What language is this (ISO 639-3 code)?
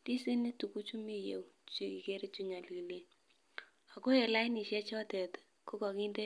kln